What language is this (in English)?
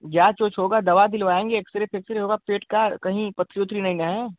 Hindi